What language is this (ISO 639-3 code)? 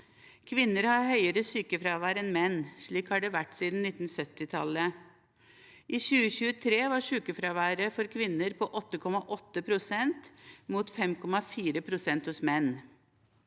nor